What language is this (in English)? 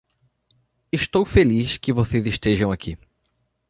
Portuguese